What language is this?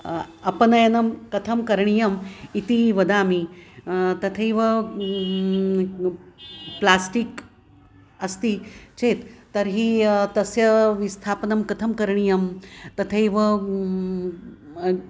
Sanskrit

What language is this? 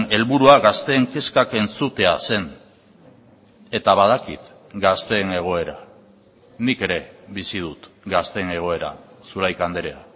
Basque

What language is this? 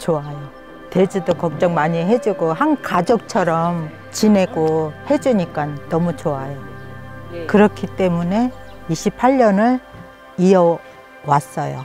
Korean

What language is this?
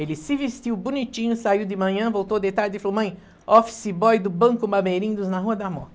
Portuguese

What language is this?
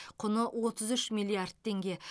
Kazakh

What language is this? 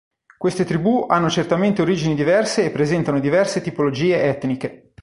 Italian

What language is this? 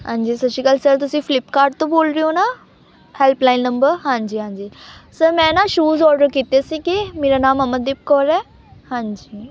Punjabi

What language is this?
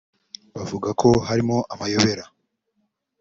Kinyarwanda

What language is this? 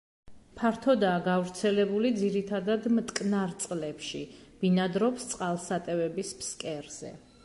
Georgian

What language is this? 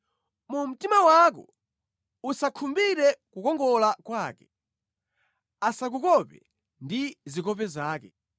Nyanja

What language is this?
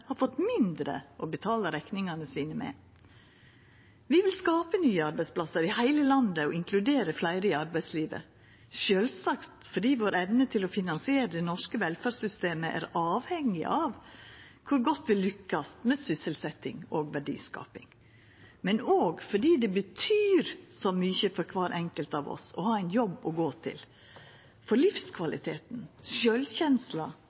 Norwegian Nynorsk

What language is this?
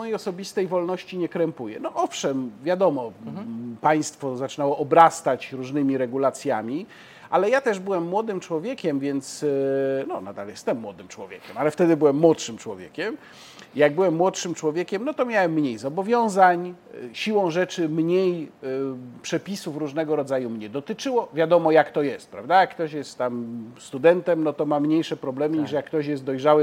Polish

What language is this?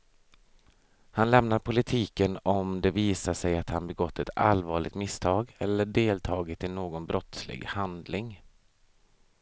Swedish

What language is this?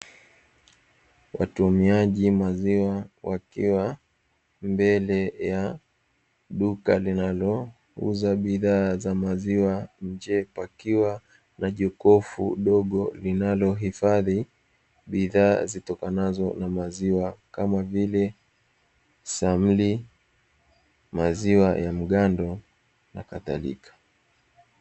Swahili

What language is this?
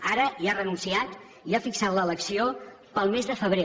Catalan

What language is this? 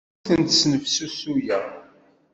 Kabyle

